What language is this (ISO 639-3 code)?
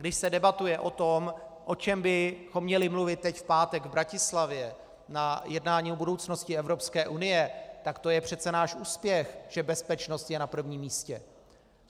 ces